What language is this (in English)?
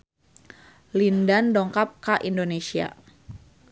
Sundanese